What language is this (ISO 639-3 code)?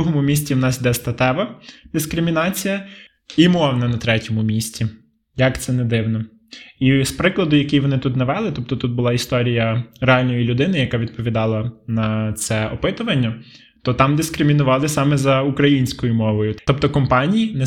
ukr